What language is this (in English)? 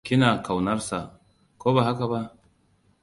Hausa